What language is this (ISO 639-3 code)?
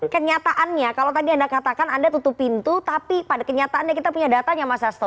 ind